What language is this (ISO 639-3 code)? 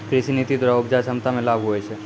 mai